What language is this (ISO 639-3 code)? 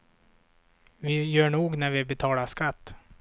swe